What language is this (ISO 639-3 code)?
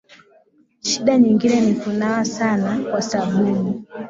swa